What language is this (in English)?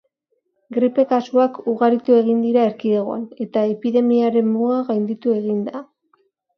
Basque